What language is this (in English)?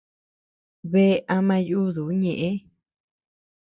Tepeuxila Cuicatec